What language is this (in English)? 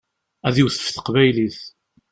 Kabyle